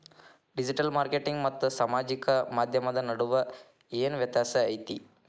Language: Kannada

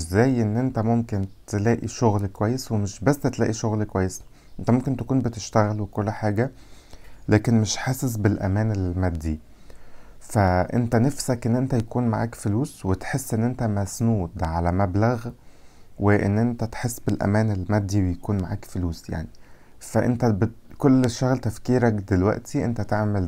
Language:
Arabic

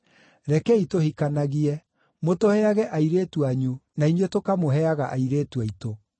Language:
Kikuyu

